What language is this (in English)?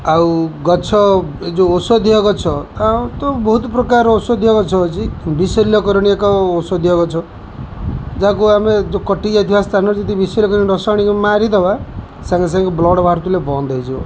Odia